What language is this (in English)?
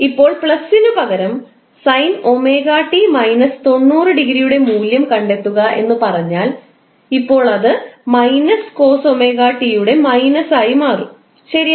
Malayalam